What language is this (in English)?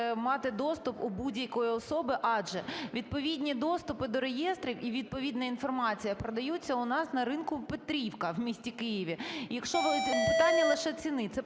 Ukrainian